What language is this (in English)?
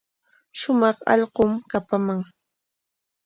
Corongo Ancash Quechua